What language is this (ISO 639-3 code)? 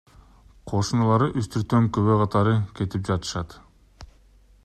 kir